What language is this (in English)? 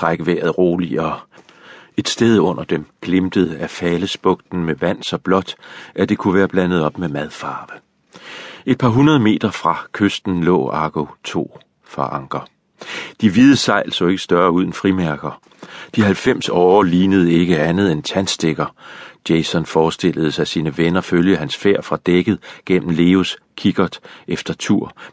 Danish